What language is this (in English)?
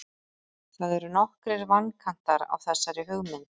Icelandic